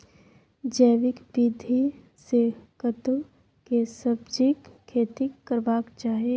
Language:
Maithili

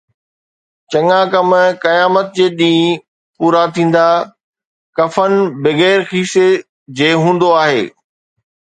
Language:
Sindhi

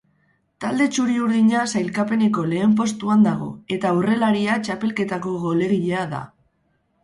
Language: Basque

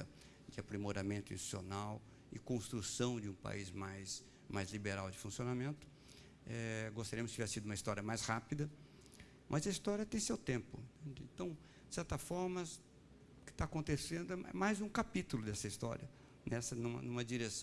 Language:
Portuguese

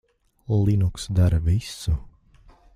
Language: Latvian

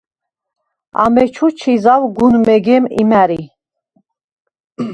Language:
Svan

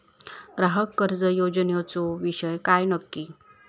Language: Marathi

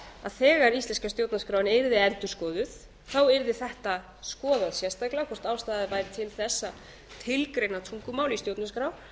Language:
Icelandic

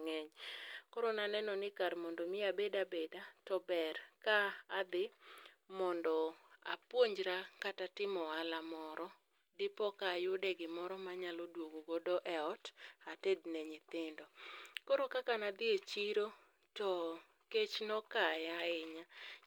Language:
Luo (Kenya and Tanzania)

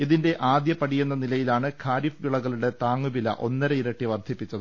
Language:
Malayalam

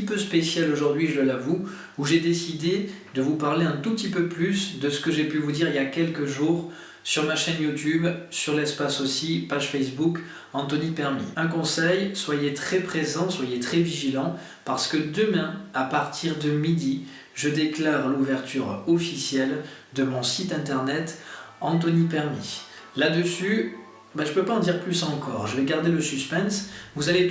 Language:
French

